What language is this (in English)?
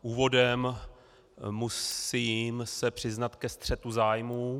Czech